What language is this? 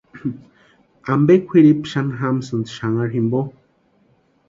Western Highland Purepecha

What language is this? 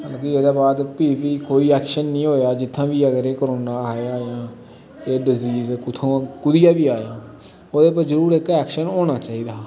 Dogri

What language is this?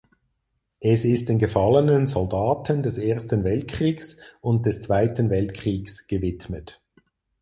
German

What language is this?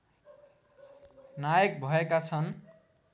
Nepali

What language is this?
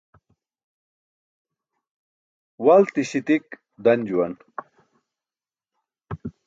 Burushaski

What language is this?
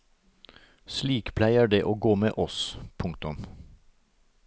Norwegian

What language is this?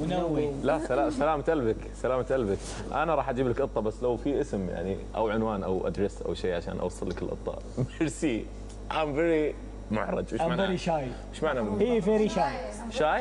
Arabic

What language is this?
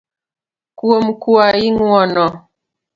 Luo (Kenya and Tanzania)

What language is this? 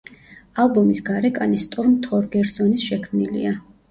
Georgian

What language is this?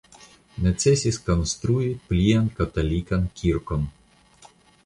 Esperanto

